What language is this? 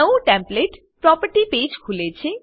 Gujarati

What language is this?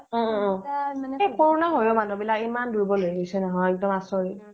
Assamese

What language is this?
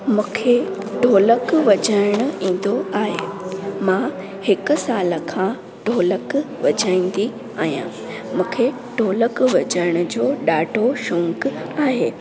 Sindhi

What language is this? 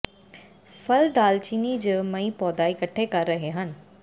Punjabi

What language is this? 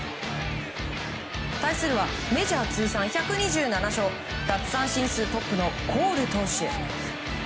Japanese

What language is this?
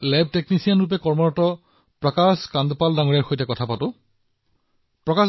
Assamese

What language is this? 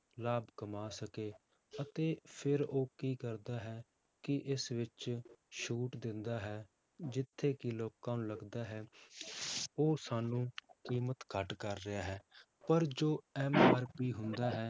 Punjabi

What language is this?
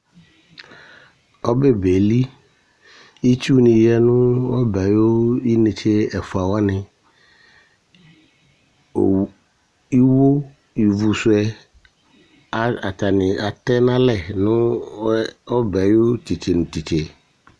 Ikposo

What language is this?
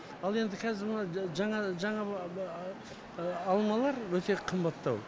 Kazakh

